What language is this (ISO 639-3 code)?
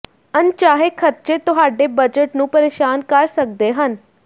pan